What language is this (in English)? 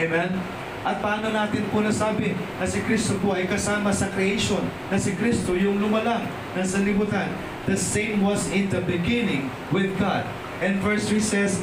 Filipino